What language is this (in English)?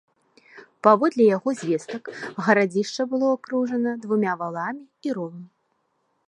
Belarusian